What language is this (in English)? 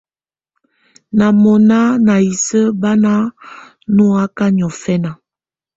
Tunen